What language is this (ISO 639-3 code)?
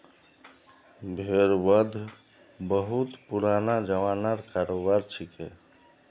mag